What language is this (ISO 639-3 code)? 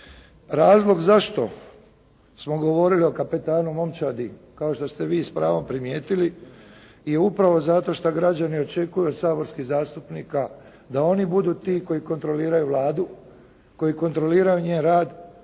hrv